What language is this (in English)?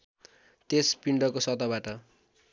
Nepali